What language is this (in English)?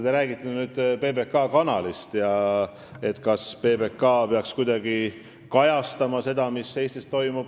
Estonian